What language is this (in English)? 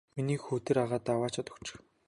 Mongolian